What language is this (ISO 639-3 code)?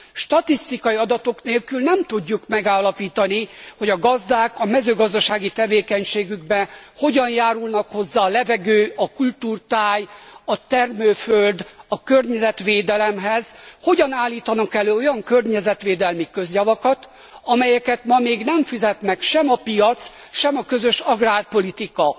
hun